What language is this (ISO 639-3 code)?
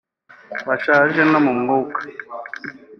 kin